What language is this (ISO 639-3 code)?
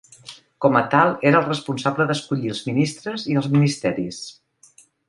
cat